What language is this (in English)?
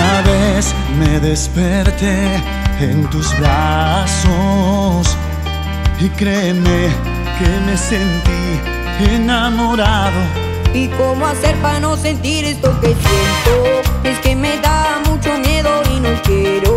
Spanish